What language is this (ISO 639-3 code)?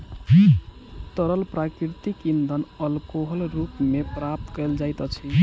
mai